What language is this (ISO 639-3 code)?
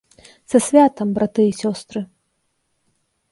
bel